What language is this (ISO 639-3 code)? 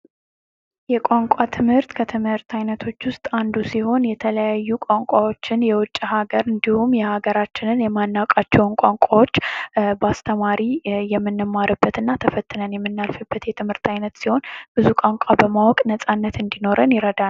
amh